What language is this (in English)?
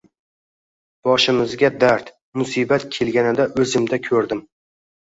Uzbek